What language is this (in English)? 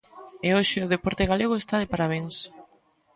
Galician